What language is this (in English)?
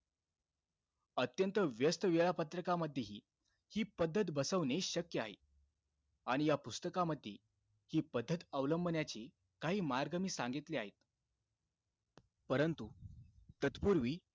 Marathi